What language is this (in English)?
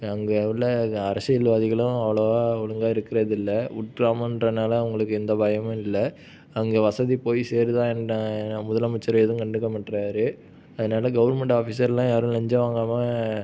Tamil